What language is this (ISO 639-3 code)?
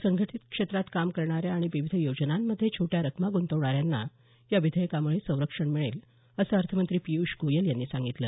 mar